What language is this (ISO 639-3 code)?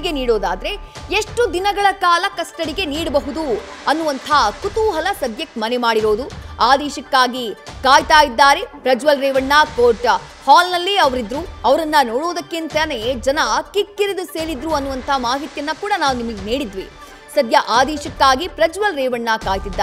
kan